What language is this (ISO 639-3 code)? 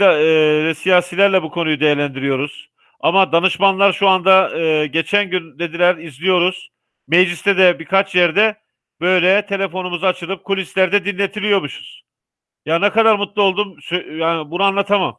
tur